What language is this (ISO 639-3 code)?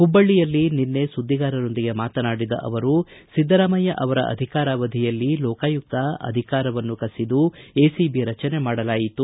kan